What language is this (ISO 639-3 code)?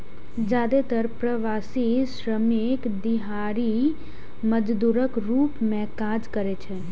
mai